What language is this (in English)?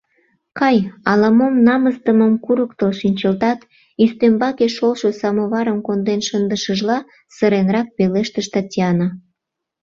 Mari